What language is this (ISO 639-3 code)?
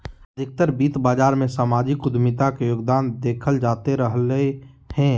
mag